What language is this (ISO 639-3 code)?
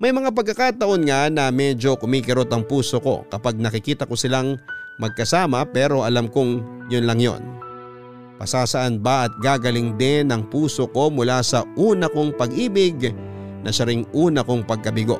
fil